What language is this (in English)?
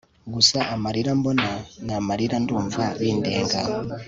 Kinyarwanda